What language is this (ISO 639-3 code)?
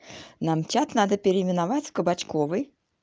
rus